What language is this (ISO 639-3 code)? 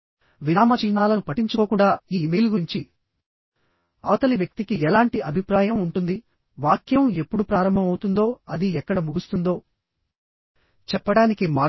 tel